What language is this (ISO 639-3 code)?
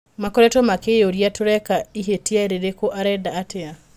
kik